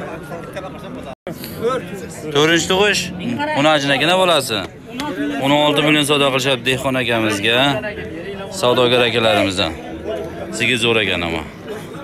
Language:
Turkish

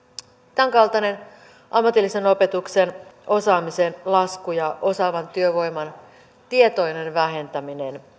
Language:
Finnish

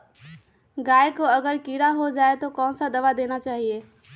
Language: Magahi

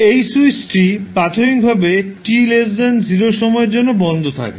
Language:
Bangla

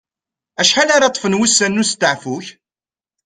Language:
Kabyle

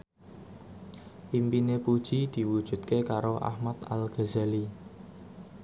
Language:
Javanese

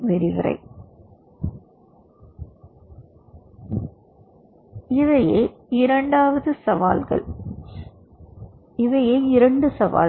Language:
Tamil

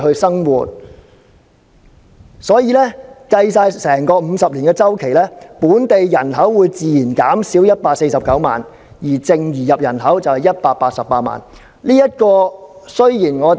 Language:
Cantonese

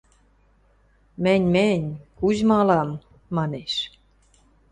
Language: Western Mari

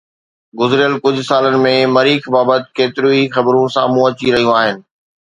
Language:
Sindhi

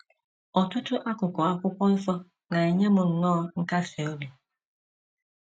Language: Igbo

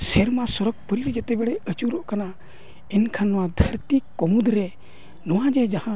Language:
Santali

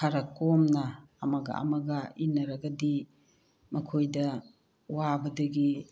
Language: Manipuri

